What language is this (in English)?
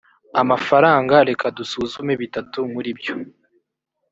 Kinyarwanda